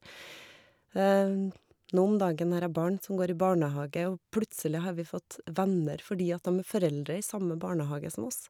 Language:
Norwegian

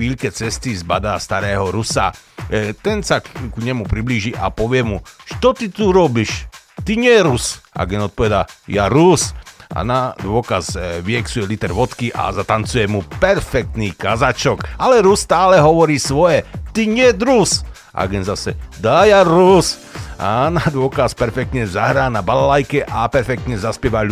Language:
Slovak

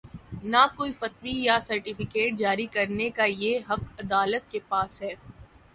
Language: Urdu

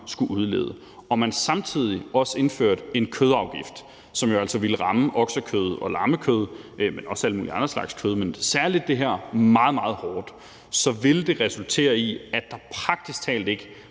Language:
Danish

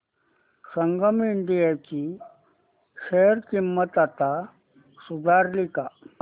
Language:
Marathi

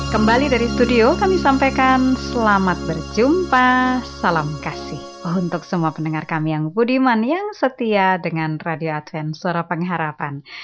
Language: Indonesian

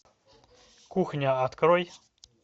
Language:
Russian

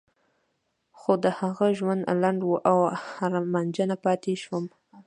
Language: Pashto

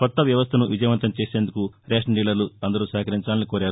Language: Telugu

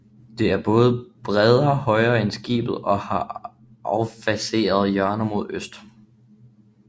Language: Danish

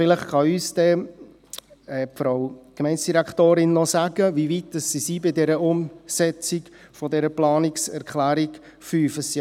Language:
Swiss German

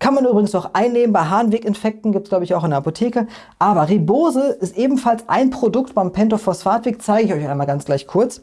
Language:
German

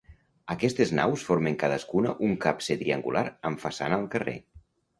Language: Catalan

